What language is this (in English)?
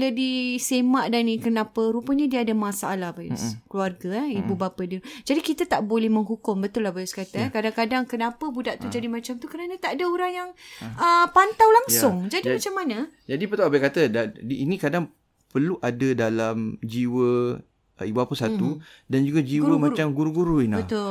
Malay